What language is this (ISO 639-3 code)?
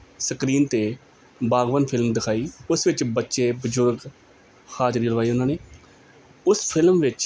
pan